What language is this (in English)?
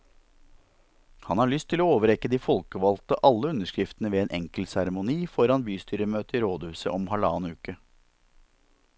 Norwegian